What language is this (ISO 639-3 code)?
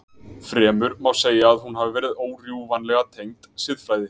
isl